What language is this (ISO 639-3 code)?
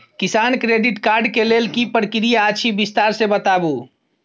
mai